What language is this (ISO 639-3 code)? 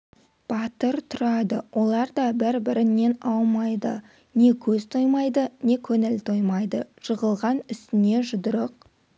kaz